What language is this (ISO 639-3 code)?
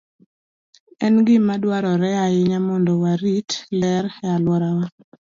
luo